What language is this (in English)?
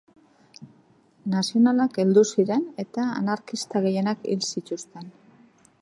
Basque